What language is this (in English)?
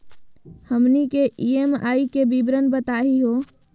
Magahi